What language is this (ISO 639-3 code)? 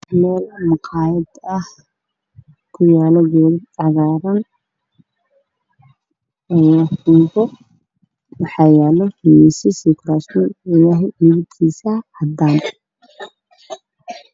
som